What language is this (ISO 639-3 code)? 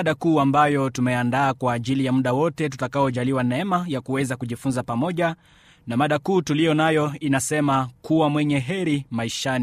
swa